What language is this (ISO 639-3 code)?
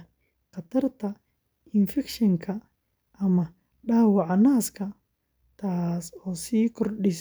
som